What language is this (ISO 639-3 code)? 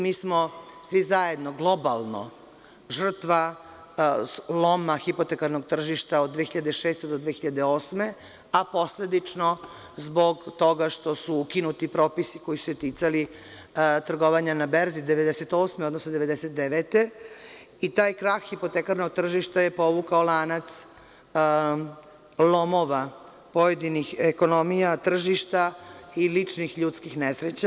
srp